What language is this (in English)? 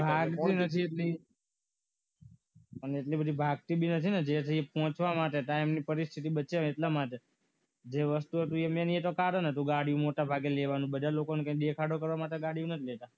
Gujarati